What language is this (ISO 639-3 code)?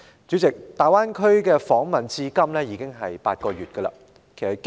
yue